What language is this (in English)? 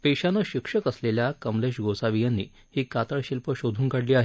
Marathi